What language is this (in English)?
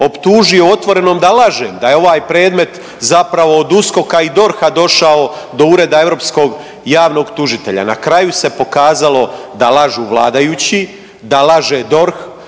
Croatian